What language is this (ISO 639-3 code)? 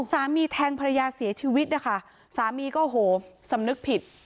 tha